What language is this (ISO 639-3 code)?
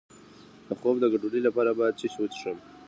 pus